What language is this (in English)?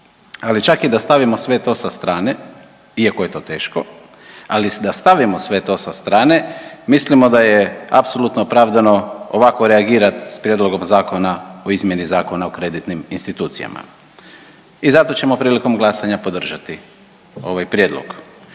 Croatian